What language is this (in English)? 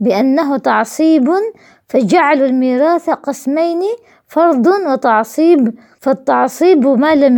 Arabic